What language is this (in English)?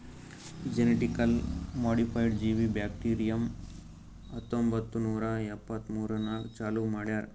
Kannada